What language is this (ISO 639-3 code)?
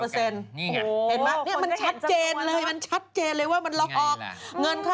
tha